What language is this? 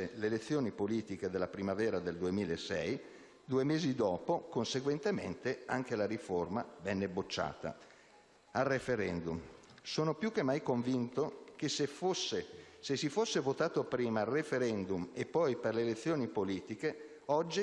Italian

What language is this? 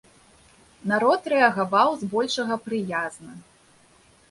Belarusian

